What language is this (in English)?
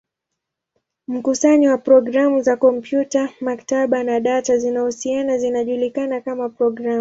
Swahili